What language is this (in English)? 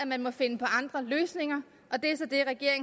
Danish